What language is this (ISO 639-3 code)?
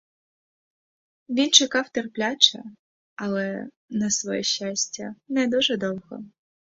ukr